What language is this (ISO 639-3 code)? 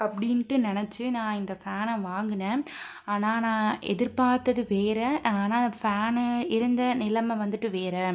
tam